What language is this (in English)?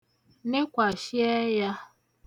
Igbo